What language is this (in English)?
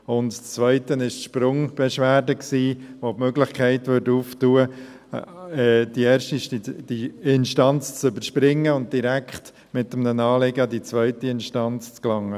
Swiss German